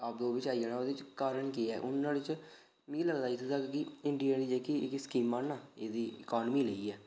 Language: Dogri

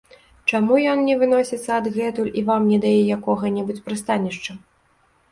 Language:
Belarusian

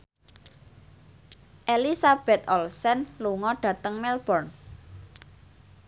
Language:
Javanese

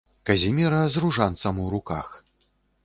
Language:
Belarusian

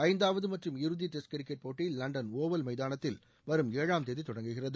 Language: Tamil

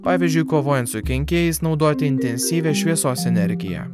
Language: Lithuanian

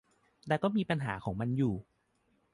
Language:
Thai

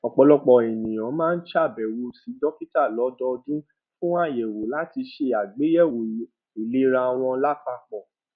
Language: Yoruba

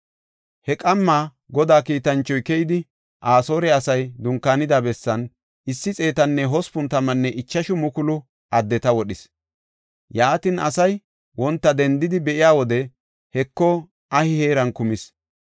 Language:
Gofa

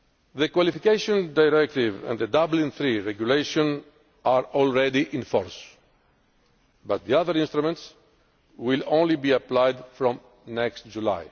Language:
English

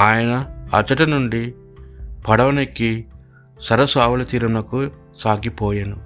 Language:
Telugu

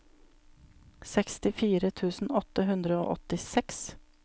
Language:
Norwegian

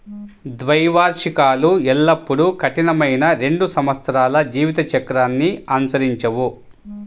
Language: Telugu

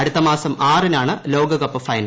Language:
Malayalam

